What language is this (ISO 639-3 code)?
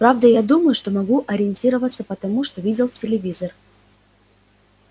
rus